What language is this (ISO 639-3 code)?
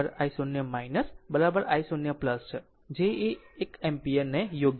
guj